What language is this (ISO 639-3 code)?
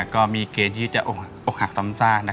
tha